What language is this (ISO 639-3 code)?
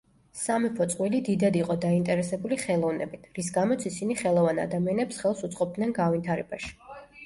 kat